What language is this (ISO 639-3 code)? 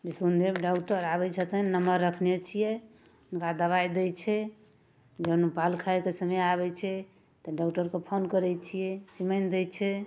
mai